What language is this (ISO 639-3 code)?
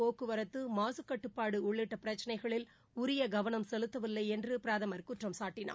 tam